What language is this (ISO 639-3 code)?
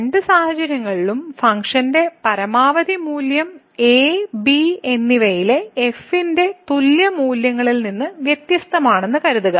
mal